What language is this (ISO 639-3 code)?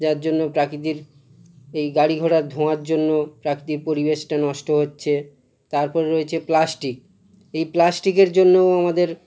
ben